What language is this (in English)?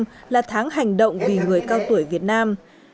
Vietnamese